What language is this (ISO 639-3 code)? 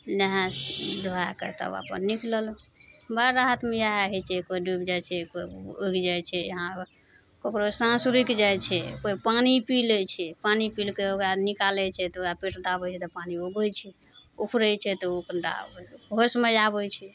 mai